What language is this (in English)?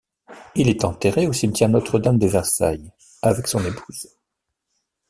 French